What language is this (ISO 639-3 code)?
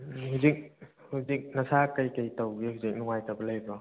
mni